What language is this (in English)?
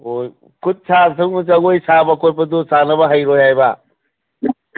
Manipuri